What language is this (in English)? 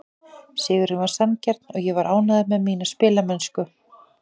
Icelandic